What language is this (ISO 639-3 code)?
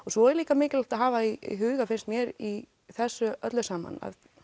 isl